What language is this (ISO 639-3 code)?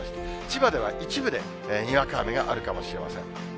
jpn